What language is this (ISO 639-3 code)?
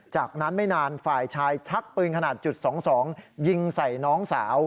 tha